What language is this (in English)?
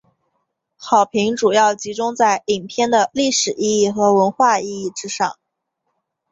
Chinese